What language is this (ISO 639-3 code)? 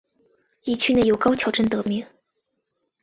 zho